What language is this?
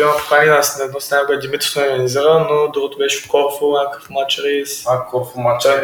Bulgarian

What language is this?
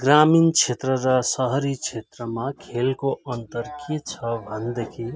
Nepali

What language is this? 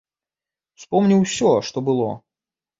Belarusian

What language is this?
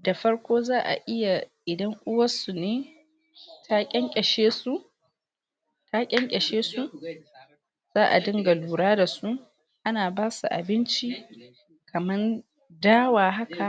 Hausa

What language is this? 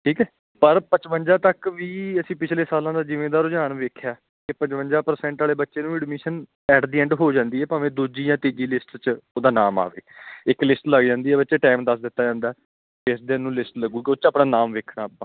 Punjabi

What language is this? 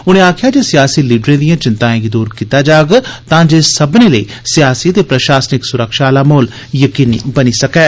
Dogri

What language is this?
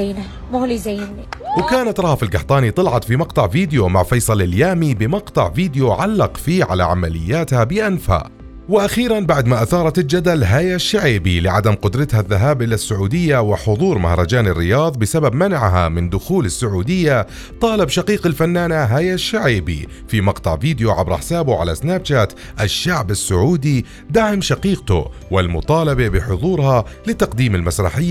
Arabic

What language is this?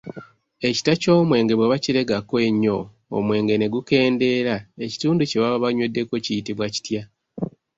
Ganda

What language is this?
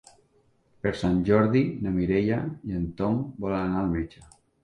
Catalan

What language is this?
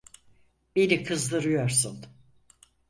Turkish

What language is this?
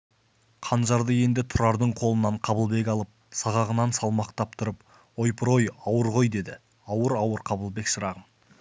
Kazakh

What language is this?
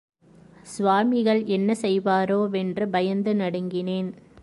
Tamil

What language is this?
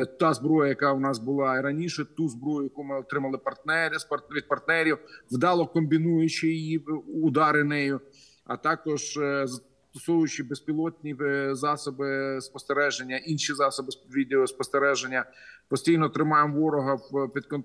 Ukrainian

